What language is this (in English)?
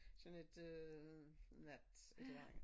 Danish